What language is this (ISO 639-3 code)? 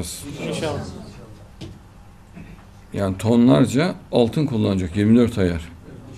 tur